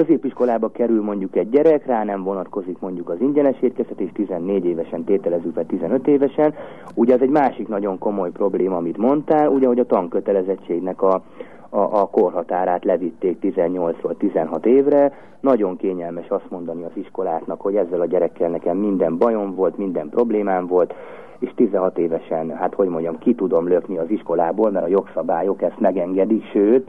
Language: Hungarian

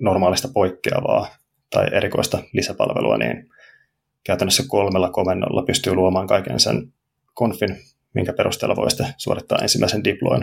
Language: Finnish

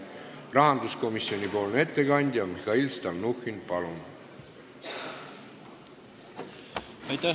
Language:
Estonian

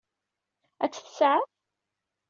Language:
Kabyle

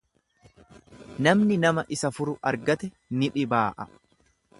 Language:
Oromo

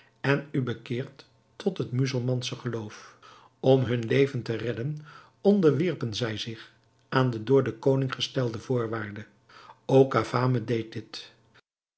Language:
Dutch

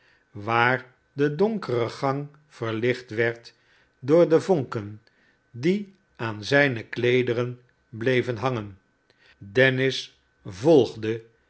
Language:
Dutch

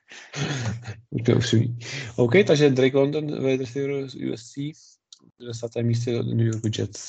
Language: Czech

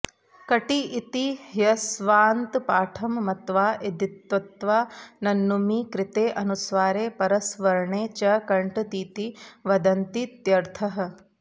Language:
Sanskrit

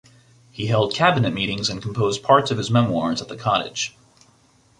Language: English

